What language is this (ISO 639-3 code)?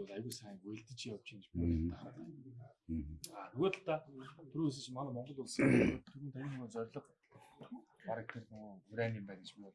kor